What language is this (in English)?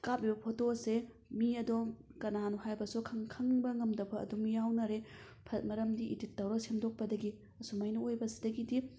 Manipuri